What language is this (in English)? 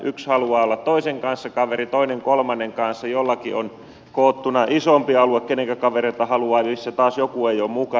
Finnish